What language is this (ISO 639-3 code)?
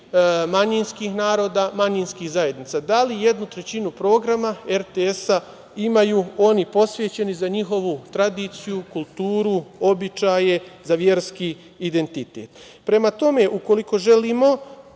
srp